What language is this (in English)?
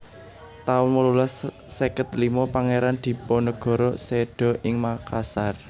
Javanese